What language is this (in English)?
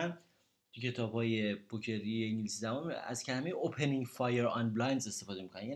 Persian